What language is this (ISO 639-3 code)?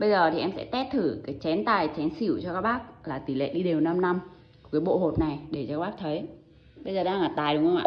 vie